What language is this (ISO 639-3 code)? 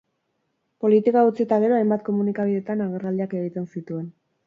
eus